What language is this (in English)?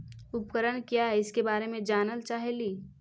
Magahi